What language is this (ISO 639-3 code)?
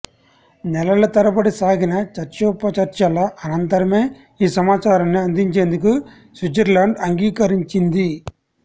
tel